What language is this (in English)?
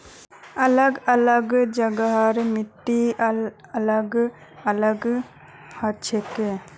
Magahi